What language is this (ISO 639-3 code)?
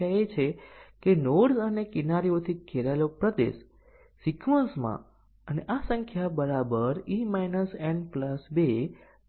guj